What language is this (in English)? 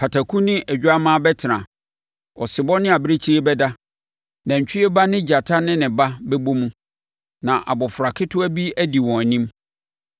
Akan